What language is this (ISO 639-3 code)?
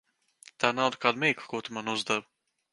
lav